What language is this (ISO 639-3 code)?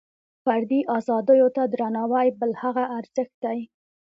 pus